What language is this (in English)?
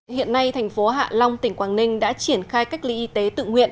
Vietnamese